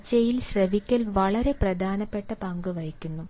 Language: Malayalam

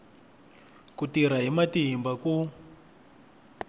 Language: Tsonga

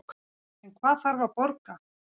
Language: Icelandic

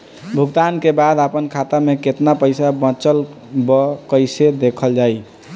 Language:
Bhojpuri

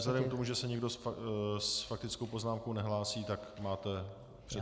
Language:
Czech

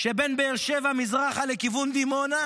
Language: Hebrew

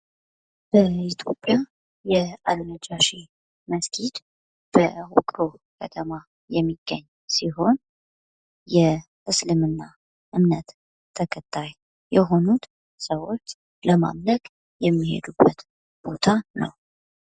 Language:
Amharic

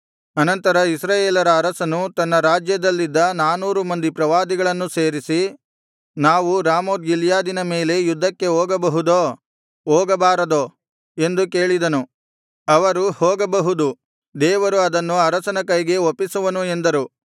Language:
Kannada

